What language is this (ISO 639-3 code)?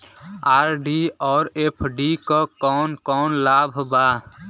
bho